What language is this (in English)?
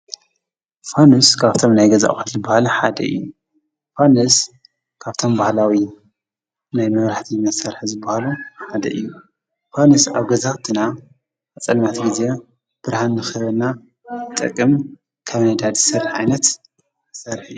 Tigrinya